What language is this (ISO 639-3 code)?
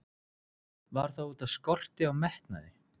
isl